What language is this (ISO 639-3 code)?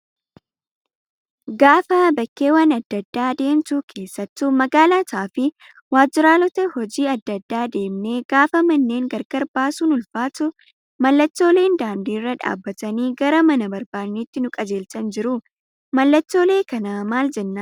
orm